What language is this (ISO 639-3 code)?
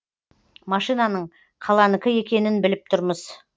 kaz